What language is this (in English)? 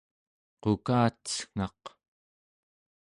Central Yupik